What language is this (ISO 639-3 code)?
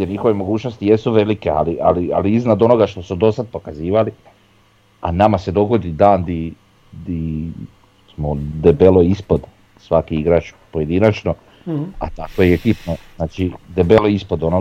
hrv